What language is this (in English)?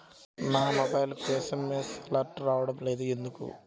Telugu